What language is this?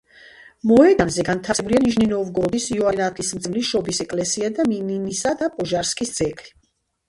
Georgian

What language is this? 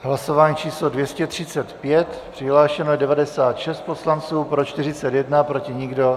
Czech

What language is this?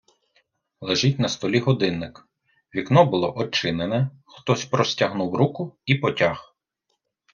Ukrainian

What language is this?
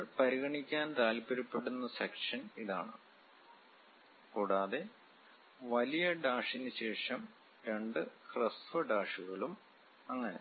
Malayalam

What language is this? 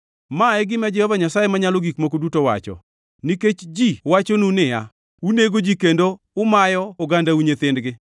Luo (Kenya and Tanzania)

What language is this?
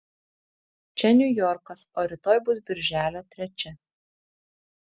Lithuanian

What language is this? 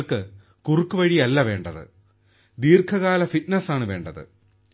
Malayalam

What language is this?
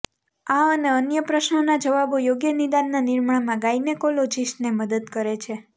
Gujarati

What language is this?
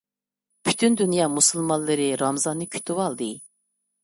Uyghur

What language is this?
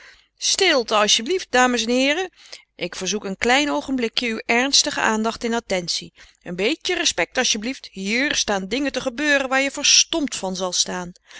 Dutch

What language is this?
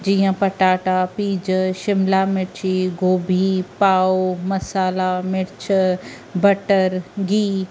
Sindhi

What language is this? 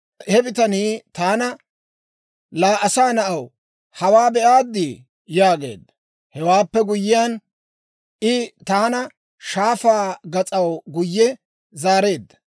Dawro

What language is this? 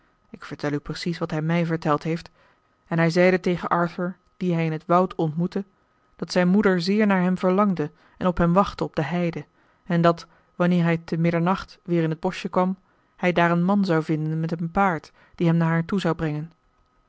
Dutch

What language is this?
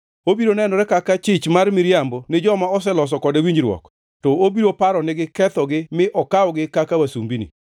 Luo (Kenya and Tanzania)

